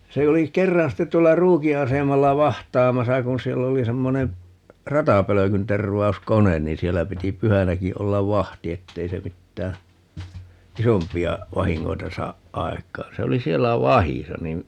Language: Finnish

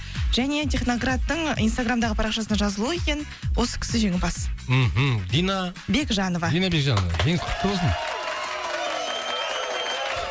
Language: Kazakh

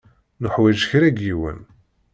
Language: Kabyle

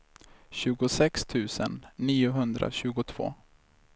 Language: Swedish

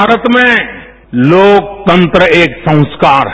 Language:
Hindi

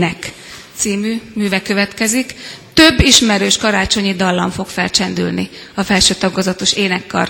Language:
Hungarian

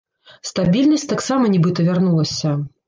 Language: Belarusian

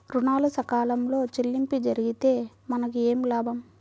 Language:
Telugu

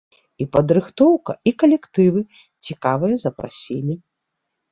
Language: Belarusian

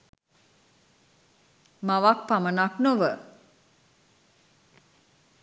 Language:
Sinhala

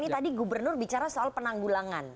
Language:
Indonesian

